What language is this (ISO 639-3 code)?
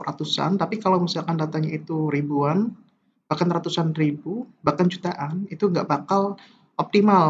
ind